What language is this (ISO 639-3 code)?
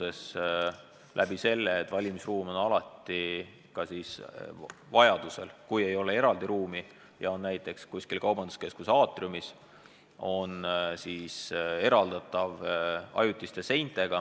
est